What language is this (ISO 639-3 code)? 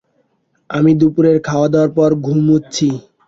ben